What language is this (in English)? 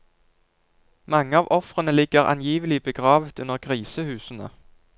Norwegian